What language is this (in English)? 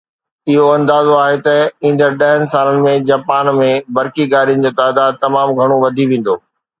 Sindhi